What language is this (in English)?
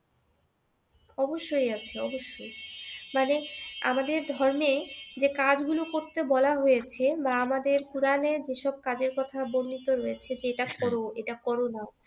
Bangla